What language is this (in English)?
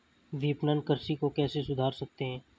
Hindi